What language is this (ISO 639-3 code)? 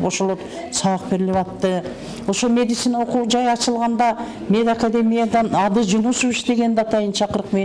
tur